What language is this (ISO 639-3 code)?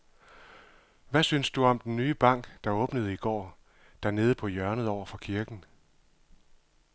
dan